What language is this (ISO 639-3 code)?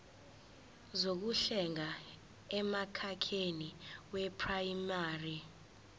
zul